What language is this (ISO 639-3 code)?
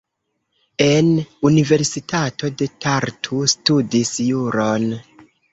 epo